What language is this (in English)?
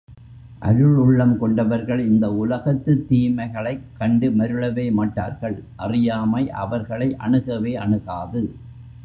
Tamil